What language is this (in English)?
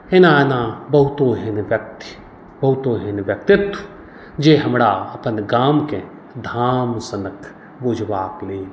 Maithili